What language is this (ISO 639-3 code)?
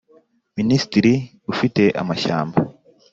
kin